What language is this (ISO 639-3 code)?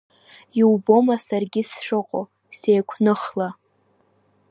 abk